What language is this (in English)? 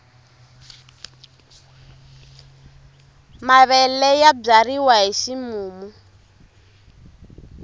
Tsonga